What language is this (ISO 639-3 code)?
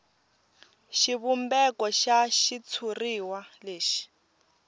tso